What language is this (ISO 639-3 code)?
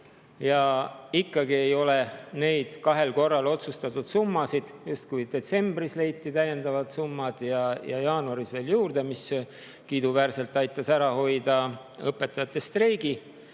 est